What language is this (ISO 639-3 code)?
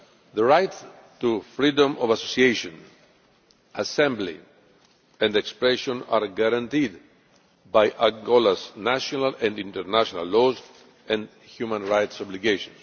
eng